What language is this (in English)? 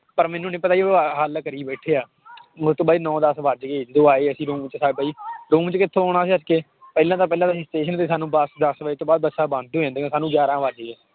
Punjabi